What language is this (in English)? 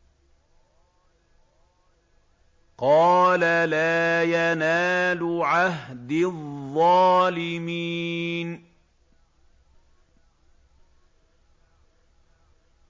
Arabic